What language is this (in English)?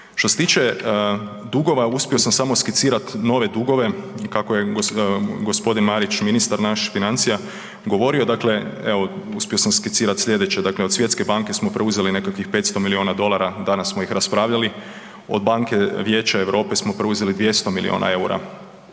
Croatian